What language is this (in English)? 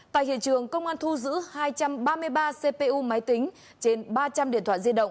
Vietnamese